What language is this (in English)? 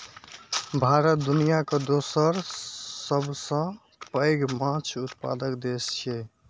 Maithili